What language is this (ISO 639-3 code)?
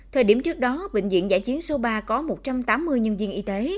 vie